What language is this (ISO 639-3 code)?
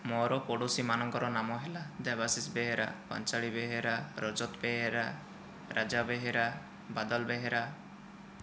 ori